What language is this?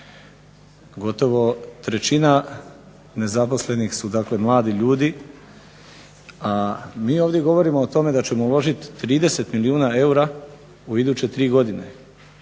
Croatian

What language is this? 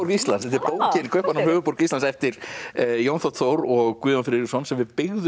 Icelandic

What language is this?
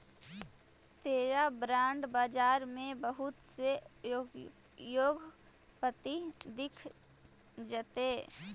Magahi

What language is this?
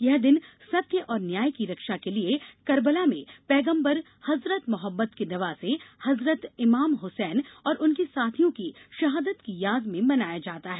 Hindi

